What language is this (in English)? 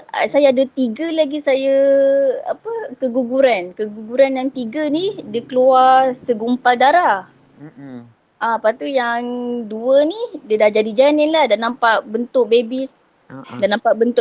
Malay